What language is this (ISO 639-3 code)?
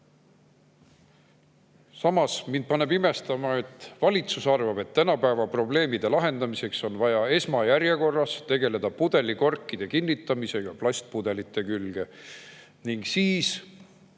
est